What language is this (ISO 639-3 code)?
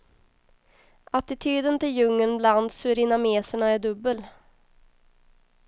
swe